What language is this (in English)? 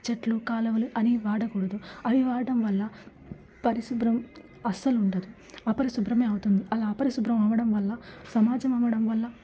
Telugu